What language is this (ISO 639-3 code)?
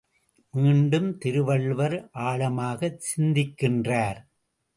tam